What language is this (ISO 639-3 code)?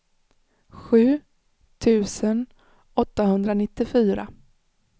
swe